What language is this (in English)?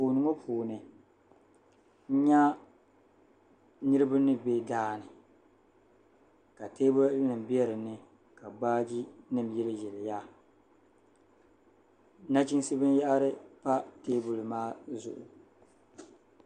Dagbani